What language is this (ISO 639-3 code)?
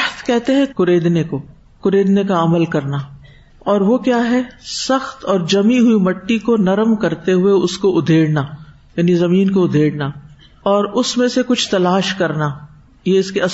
urd